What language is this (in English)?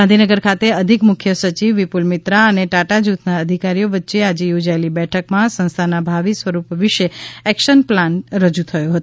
Gujarati